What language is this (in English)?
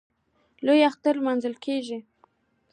Pashto